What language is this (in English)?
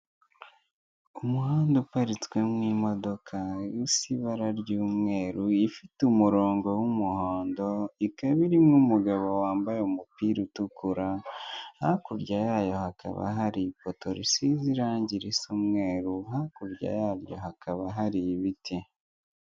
Kinyarwanda